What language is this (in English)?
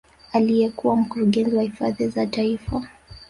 Swahili